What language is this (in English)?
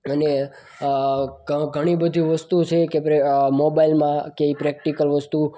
Gujarati